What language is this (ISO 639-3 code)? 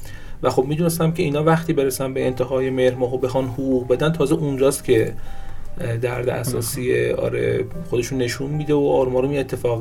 fas